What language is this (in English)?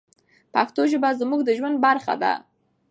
Pashto